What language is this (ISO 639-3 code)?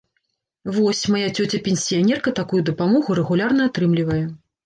bel